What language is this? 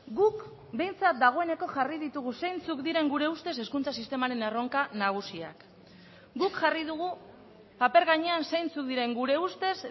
Basque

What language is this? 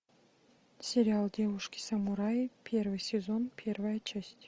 Russian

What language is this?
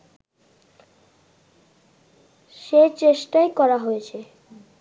Bangla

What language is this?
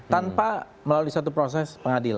Indonesian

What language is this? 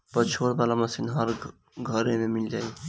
Bhojpuri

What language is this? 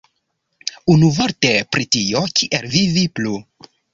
Esperanto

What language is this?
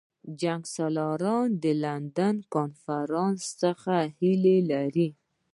Pashto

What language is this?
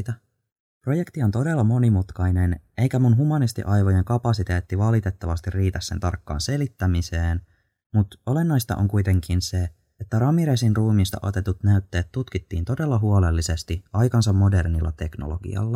Finnish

